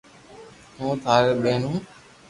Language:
Loarki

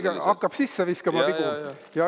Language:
Estonian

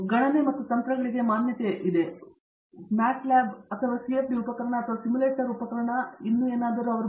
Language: Kannada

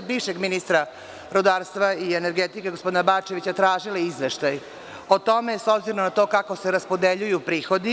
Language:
Serbian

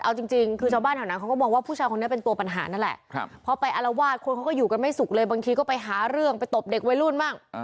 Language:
Thai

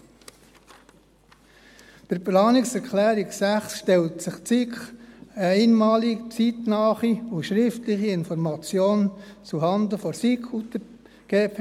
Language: Swiss German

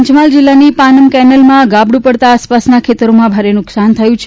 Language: Gujarati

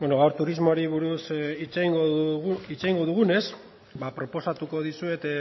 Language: Basque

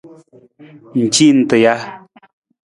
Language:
Nawdm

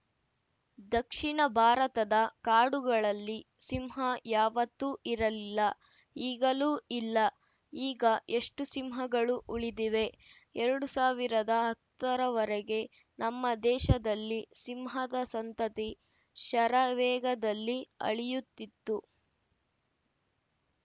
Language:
Kannada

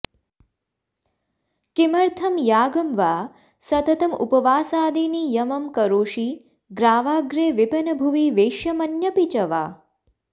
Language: Sanskrit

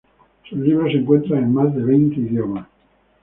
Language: Spanish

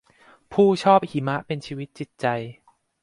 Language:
Thai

